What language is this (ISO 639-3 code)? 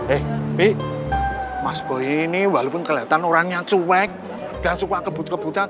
ind